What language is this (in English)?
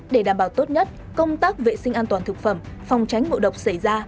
Vietnamese